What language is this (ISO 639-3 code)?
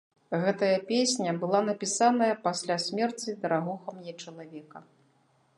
bel